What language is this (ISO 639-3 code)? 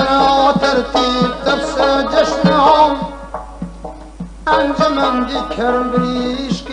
uzb